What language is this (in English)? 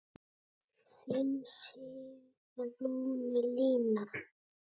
Icelandic